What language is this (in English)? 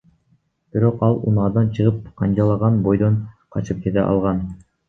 Kyrgyz